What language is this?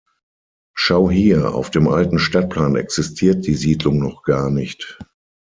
German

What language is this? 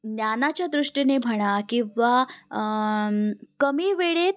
Marathi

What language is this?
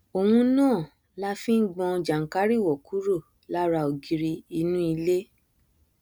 Yoruba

